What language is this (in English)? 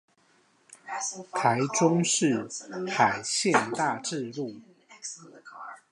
Chinese